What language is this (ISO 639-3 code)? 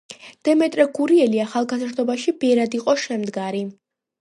kat